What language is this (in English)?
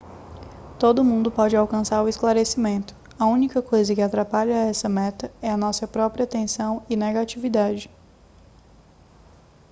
Portuguese